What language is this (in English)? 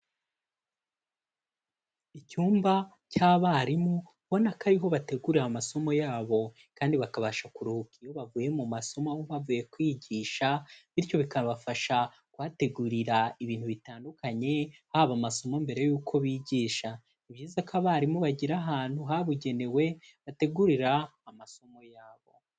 Kinyarwanda